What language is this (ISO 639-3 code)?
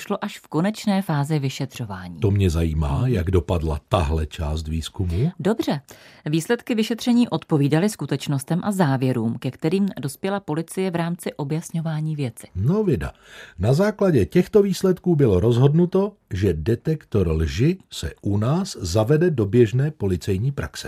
ces